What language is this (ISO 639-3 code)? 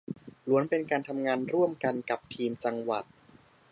tha